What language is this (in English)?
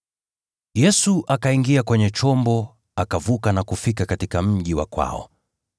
Swahili